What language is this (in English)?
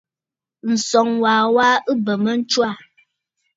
Bafut